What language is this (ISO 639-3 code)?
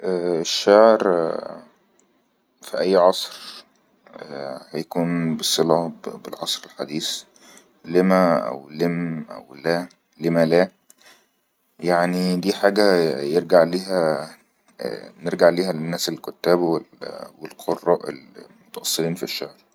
arz